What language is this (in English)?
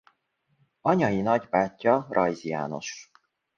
Hungarian